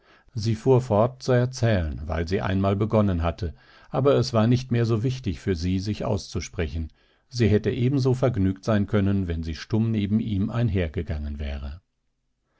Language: German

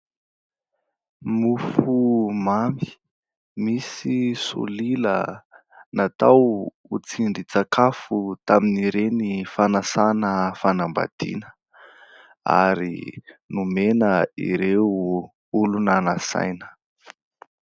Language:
Malagasy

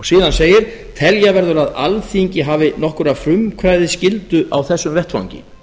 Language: Icelandic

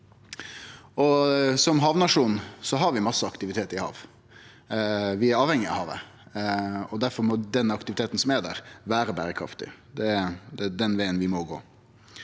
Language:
Norwegian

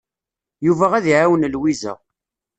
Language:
Kabyle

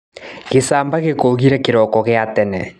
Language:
Kikuyu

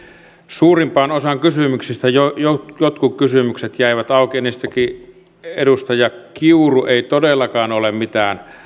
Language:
Finnish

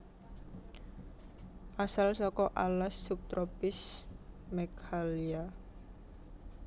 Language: Javanese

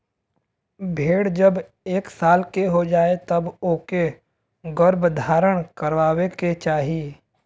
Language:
Bhojpuri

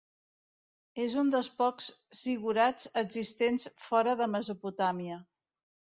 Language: Catalan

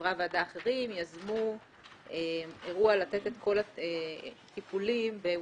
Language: Hebrew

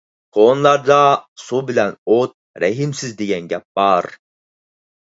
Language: Uyghur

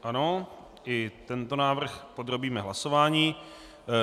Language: Czech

